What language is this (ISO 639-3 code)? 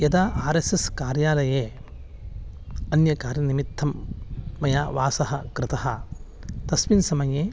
san